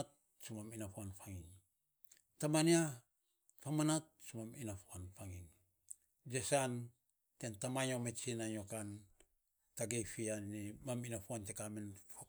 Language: Saposa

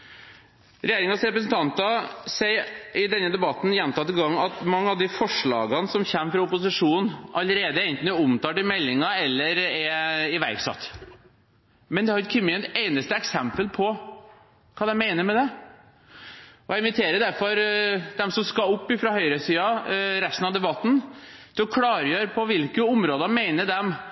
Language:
Norwegian Bokmål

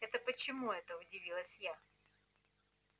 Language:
Russian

